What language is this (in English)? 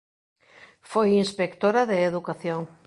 Galician